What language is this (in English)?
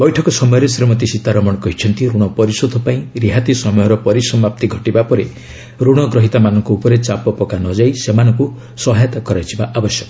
Odia